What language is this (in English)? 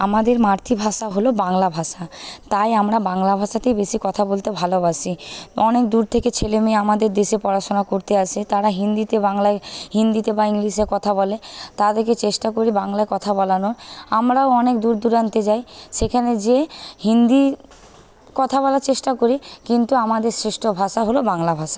Bangla